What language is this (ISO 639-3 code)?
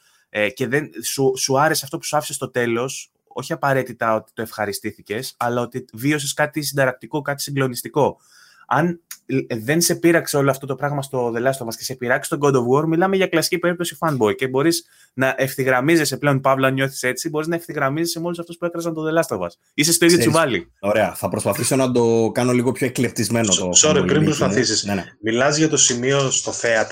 ell